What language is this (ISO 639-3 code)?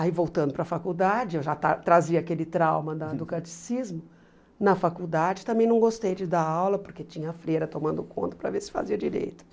por